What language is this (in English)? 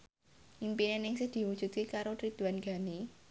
Javanese